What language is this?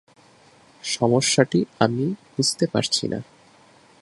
Bangla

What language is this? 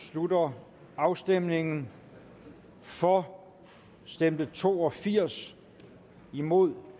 Danish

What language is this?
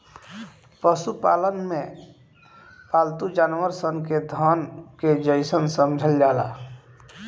Bhojpuri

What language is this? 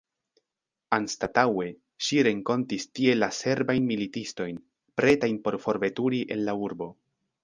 Esperanto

